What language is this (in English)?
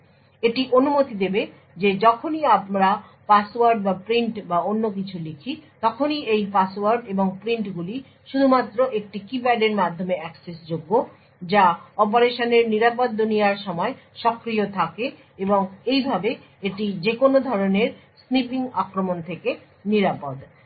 Bangla